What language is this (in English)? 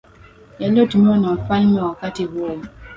Swahili